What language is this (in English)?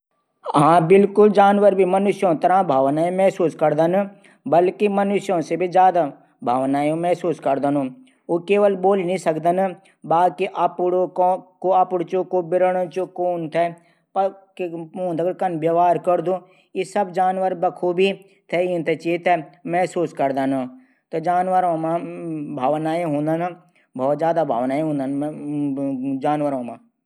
Garhwali